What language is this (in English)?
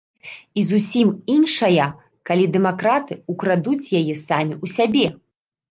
Belarusian